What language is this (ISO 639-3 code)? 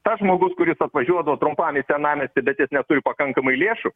lit